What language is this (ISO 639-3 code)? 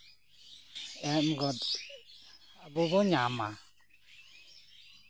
sat